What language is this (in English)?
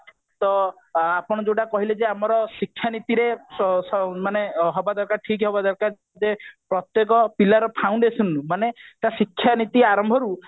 Odia